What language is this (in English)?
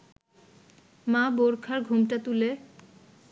Bangla